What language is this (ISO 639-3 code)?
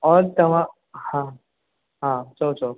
snd